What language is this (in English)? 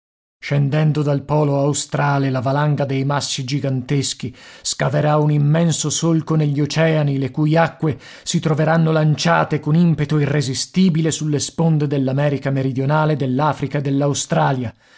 Italian